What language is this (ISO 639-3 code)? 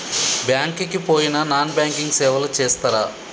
tel